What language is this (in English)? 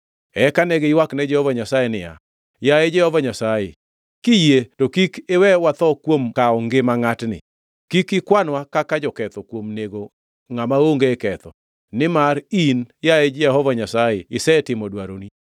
Luo (Kenya and Tanzania)